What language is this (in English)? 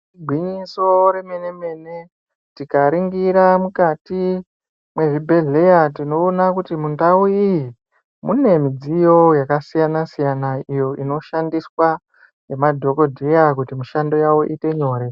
Ndau